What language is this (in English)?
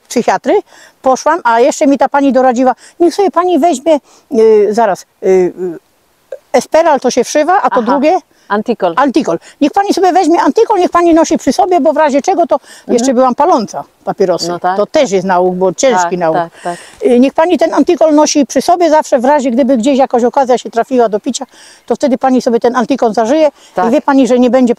Polish